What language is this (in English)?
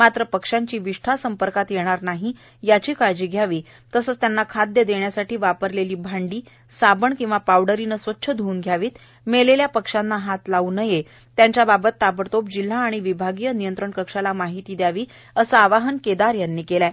Marathi